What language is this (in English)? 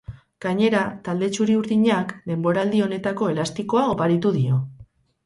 Basque